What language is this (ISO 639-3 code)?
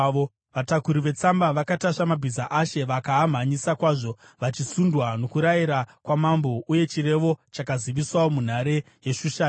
sna